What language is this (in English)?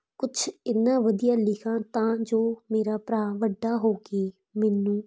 Punjabi